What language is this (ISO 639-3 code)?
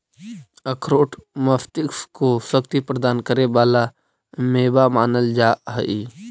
mag